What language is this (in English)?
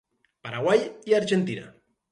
Catalan